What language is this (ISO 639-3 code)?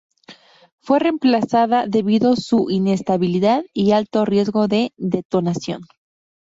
spa